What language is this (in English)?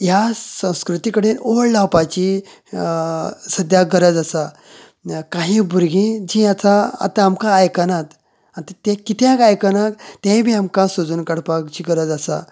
Konkani